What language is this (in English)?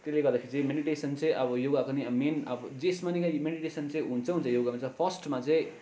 Nepali